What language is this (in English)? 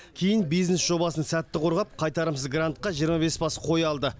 Kazakh